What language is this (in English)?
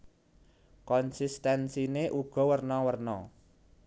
Javanese